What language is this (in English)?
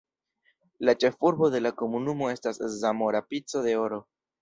Esperanto